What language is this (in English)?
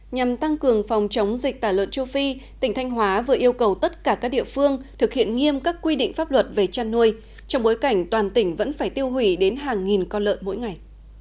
Vietnamese